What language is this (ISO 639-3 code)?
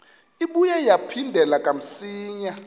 xho